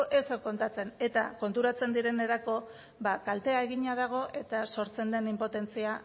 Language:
Basque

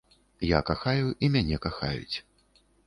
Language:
Belarusian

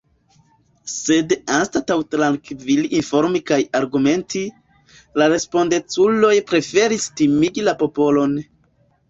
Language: Esperanto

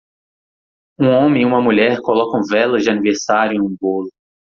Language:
Portuguese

